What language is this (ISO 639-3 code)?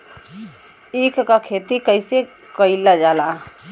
bho